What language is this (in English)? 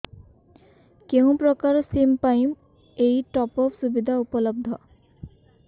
Odia